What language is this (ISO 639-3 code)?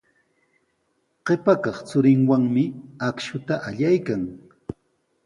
qws